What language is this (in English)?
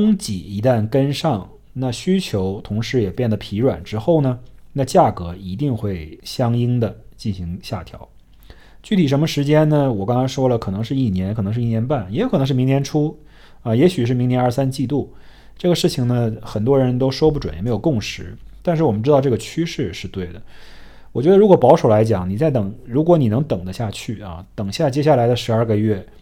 Chinese